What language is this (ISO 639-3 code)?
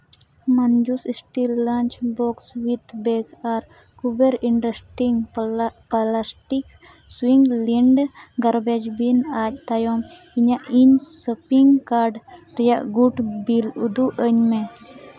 sat